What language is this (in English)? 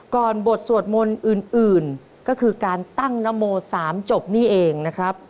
Thai